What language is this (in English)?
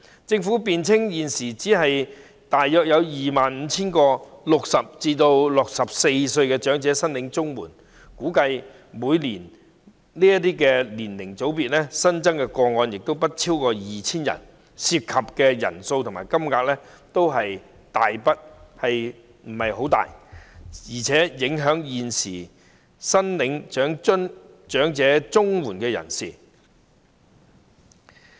Cantonese